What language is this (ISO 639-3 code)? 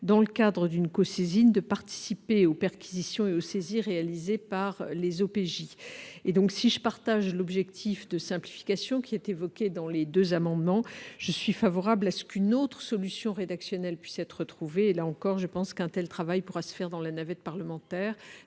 fra